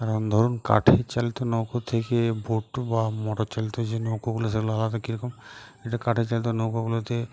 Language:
Bangla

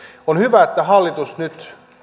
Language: Finnish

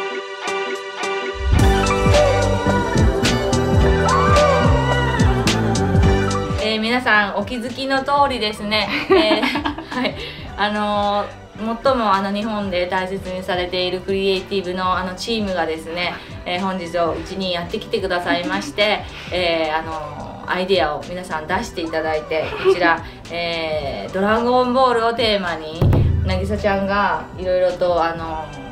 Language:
Japanese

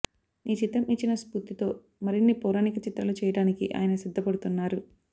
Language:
Telugu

